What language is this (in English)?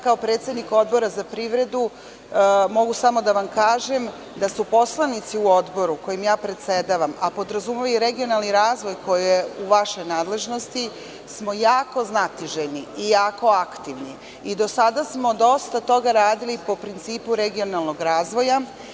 Serbian